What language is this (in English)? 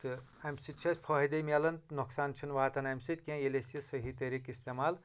Kashmiri